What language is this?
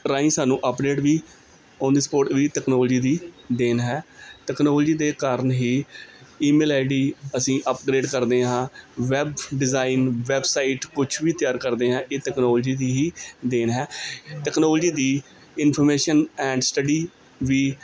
Punjabi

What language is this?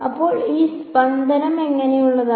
Malayalam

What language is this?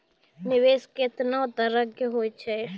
Maithili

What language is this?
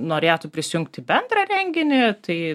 Lithuanian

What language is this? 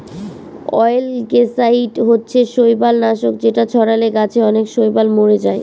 Bangla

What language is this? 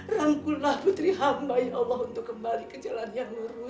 Indonesian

